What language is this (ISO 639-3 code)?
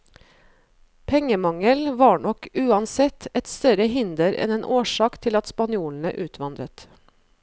nor